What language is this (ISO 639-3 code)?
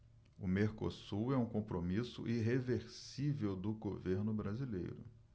por